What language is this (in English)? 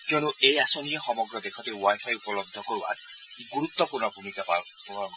Assamese